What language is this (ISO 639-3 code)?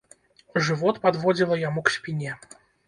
bel